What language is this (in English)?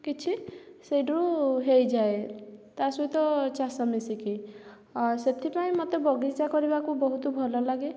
Odia